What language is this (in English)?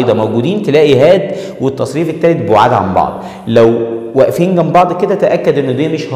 Arabic